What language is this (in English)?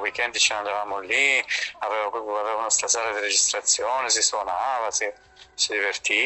Italian